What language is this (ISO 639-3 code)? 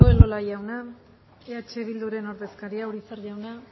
eus